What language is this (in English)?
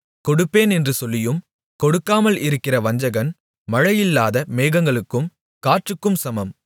Tamil